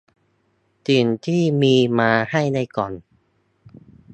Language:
Thai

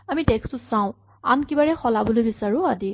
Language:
Assamese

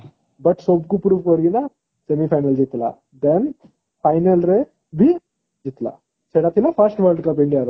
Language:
Odia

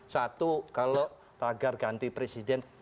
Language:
Indonesian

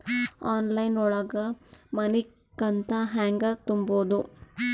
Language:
Kannada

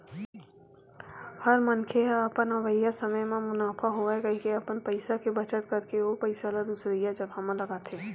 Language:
Chhattisgarhi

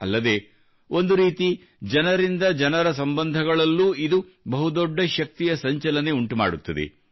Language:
Kannada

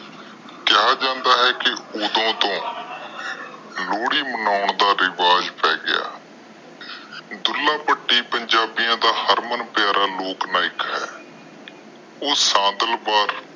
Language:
Punjabi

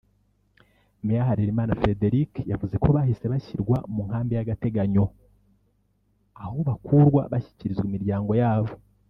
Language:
Kinyarwanda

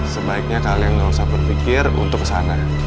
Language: Indonesian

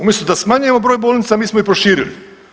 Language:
Croatian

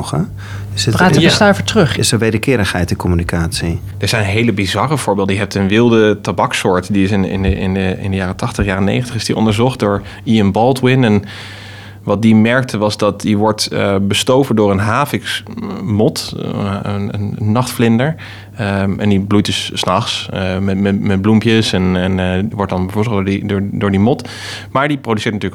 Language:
Dutch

